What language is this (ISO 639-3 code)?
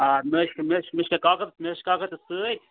kas